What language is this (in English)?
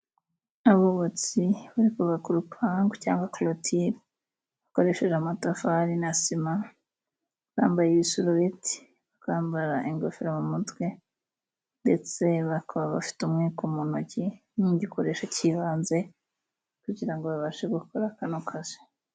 Kinyarwanda